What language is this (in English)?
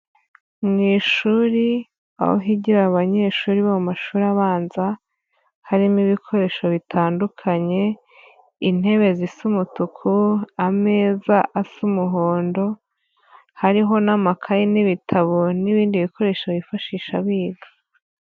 Kinyarwanda